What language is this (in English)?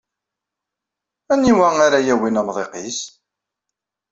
Kabyle